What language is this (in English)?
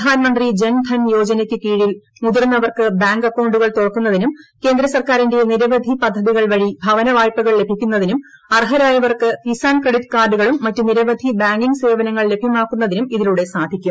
Malayalam